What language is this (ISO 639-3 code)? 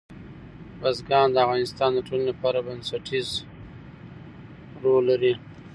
pus